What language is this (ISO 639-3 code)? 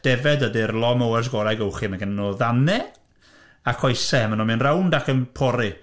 cym